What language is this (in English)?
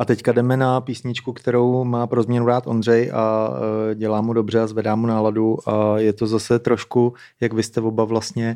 Czech